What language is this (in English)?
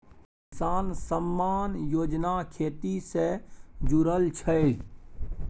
Maithili